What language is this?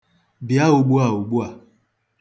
Igbo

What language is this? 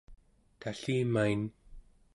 Central Yupik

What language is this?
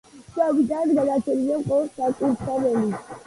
Georgian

